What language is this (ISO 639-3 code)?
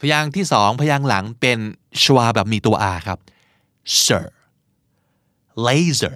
tha